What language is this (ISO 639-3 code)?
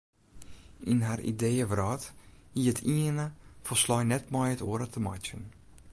fry